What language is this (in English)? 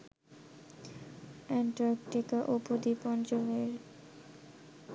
Bangla